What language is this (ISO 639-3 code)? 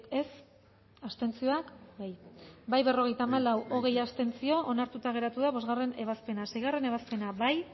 eus